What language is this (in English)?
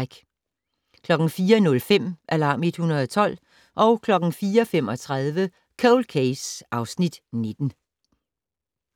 Danish